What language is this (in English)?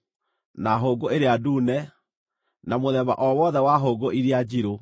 Kikuyu